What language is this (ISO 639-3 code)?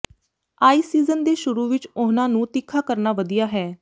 pan